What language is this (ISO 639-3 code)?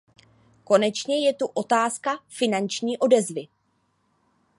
ces